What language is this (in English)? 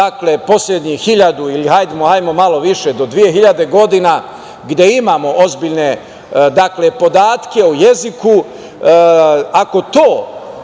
Serbian